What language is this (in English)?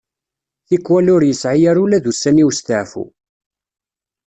Kabyle